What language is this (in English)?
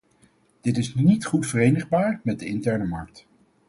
Dutch